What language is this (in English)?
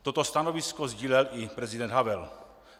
Czech